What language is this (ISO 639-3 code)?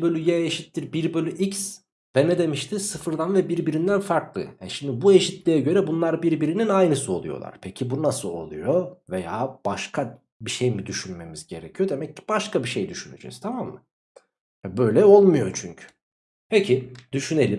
tur